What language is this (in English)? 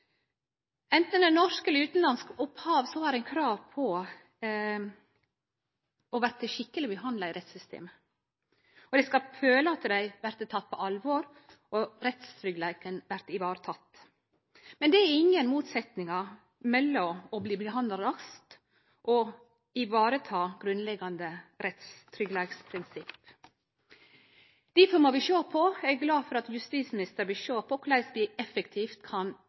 Norwegian Nynorsk